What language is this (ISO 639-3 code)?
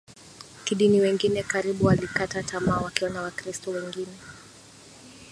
swa